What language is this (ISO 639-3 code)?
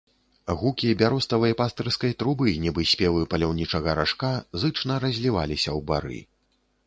bel